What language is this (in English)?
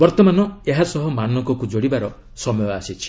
Odia